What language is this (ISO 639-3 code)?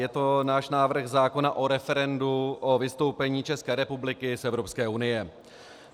ces